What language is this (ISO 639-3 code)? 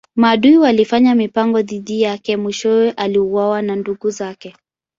swa